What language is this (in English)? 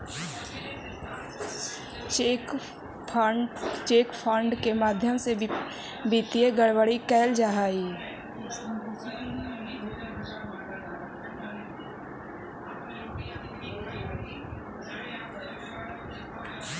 Magahi